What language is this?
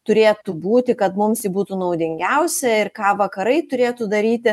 Lithuanian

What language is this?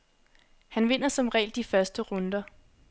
Danish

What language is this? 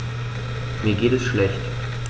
German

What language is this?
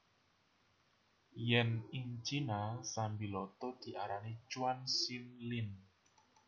Javanese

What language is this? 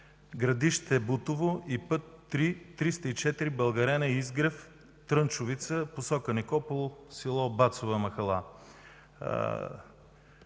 Bulgarian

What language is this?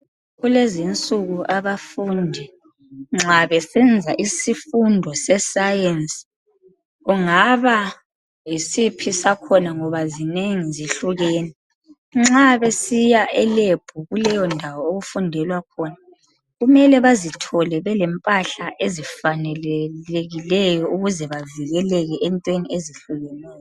North Ndebele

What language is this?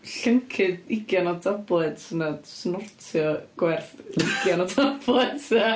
Welsh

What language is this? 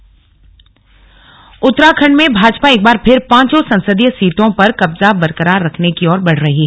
Hindi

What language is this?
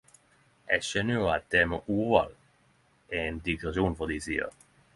Norwegian Nynorsk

